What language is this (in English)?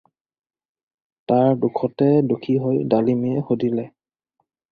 Assamese